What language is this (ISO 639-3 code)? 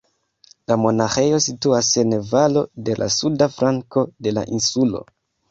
epo